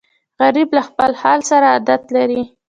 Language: Pashto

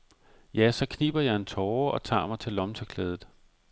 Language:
Danish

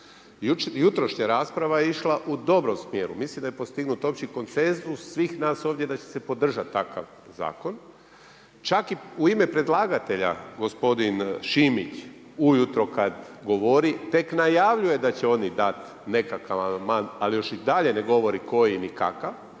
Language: Croatian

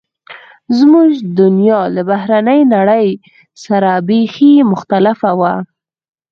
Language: Pashto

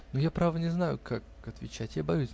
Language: Russian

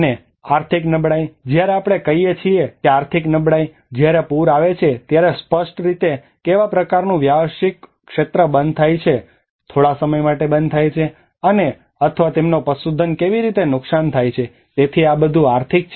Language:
Gujarati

